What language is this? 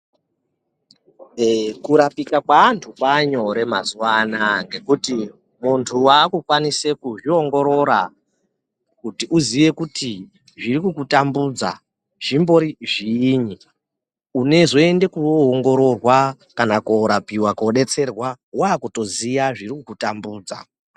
Ndau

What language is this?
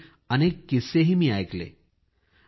Marathi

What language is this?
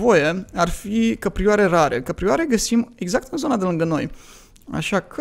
Romanian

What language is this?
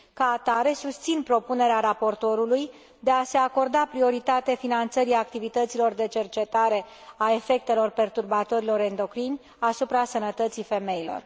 Romanian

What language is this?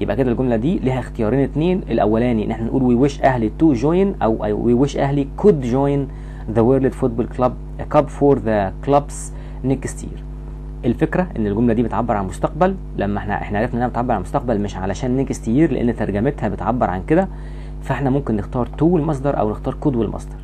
Arabic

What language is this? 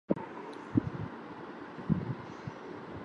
Bangla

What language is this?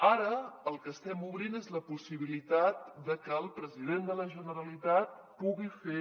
Catalan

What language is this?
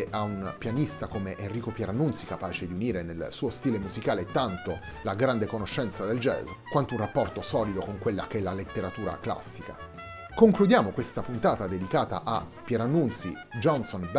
Italian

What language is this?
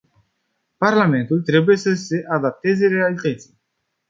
Romanian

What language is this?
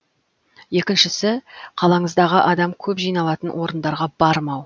Kazakh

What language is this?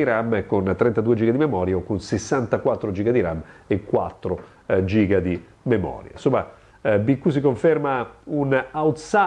Italian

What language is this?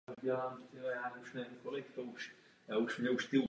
Czech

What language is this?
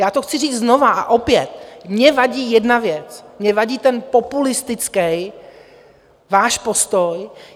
Czech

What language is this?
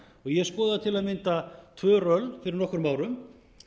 Icelandic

